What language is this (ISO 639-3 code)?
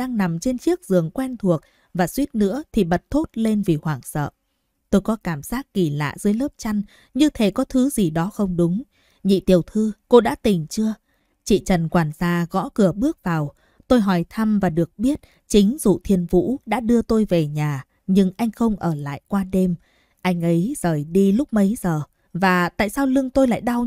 vie